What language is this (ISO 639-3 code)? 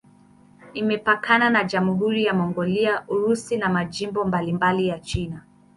swa